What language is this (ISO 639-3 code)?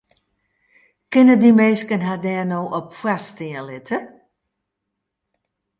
fry